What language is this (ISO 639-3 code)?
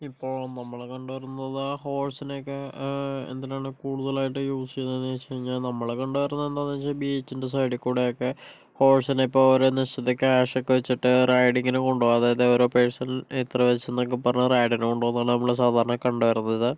mal